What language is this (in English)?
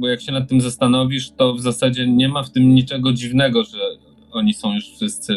Polish